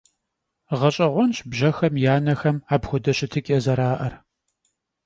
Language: Kabardian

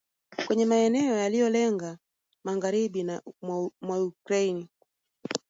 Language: Swahili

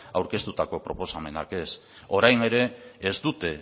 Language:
Basque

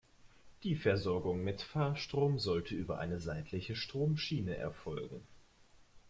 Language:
German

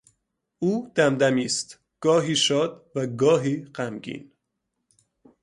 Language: Persian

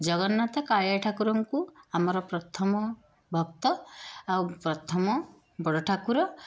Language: Odia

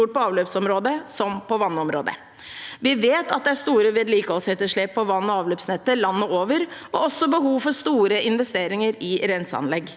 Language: Norwegian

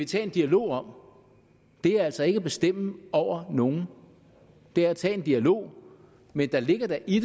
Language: Danish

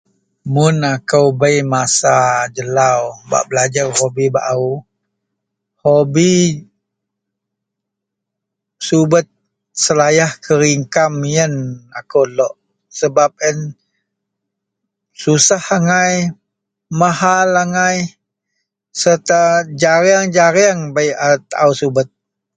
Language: Central Melanau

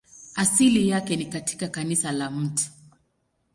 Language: Swahili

